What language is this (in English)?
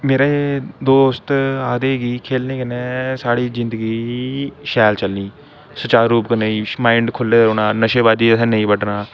Dogri